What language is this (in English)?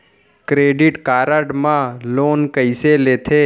Chhattisgarhi